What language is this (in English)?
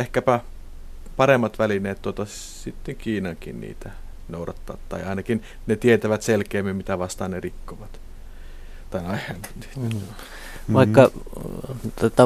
Finnish